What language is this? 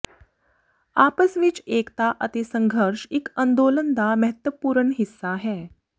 Punjabi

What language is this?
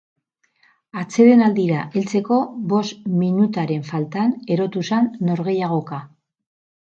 Basque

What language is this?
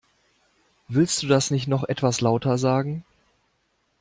German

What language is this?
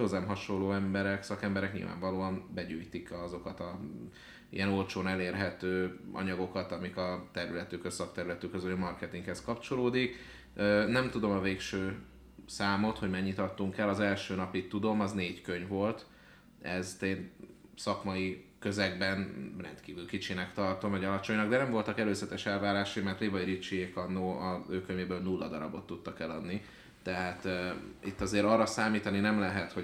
Hungarian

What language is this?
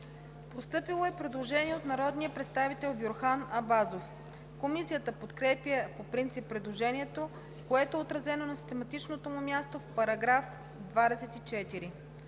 Bulgarian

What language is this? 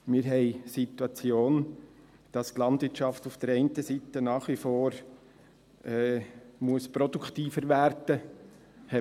Swiss German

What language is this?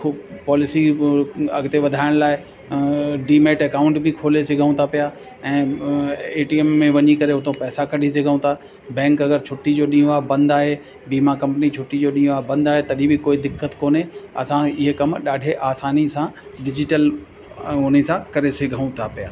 Sindhi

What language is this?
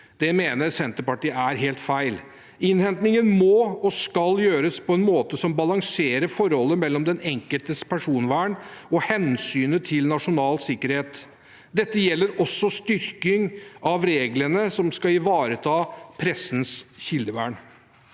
Norwegian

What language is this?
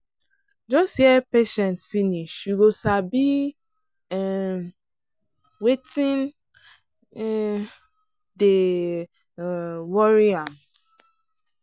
Nigerian Pidgin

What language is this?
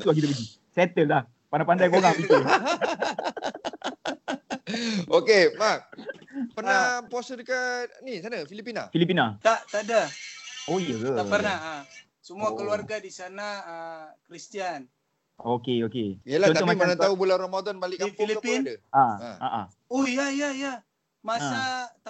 Malay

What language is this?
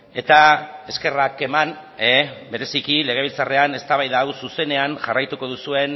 Basque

